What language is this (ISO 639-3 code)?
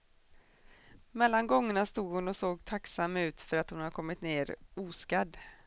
swe